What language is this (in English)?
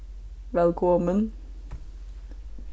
Faroese